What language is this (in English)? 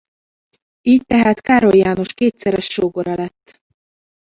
Hungarian